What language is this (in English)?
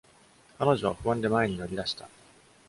Japanese